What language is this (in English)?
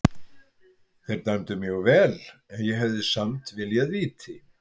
Icelandic